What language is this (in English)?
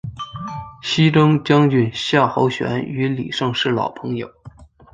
Chinese